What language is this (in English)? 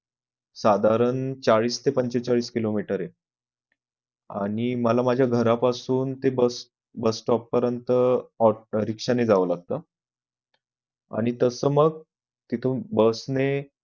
Marathi